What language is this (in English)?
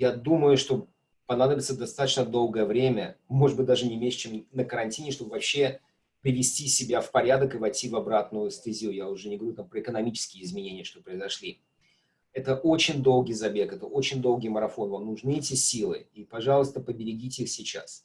Russian